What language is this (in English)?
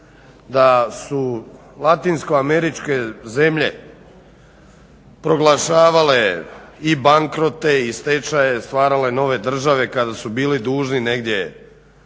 Croatian